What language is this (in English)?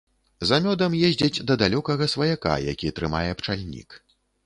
Belarusian